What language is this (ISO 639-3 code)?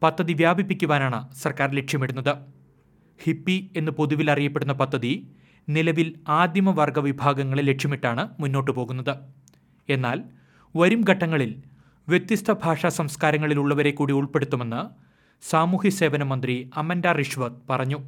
mal